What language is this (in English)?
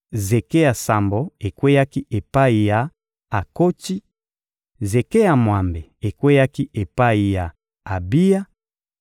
Lingala